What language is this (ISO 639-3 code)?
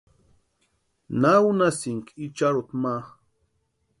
pua